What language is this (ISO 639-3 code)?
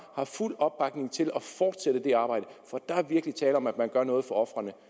dan